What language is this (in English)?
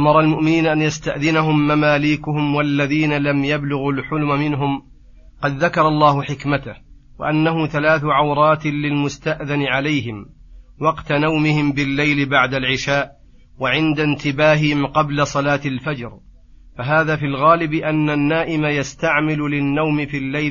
Arabic